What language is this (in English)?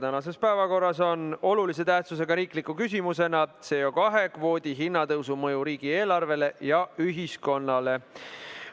Estonian